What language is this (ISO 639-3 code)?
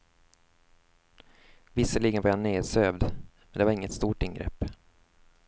swe